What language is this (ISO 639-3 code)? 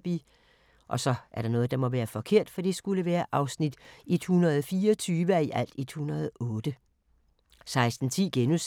dan